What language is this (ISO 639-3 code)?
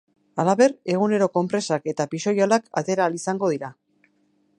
eus